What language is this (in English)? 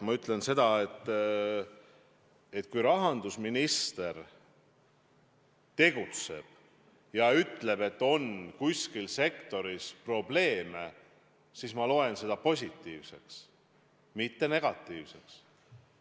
Estonian